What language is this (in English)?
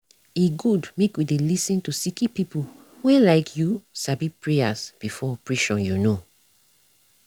Nigerian Pidgin